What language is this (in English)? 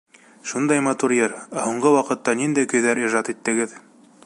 Bashkir